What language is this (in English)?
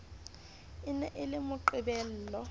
Southern Sotho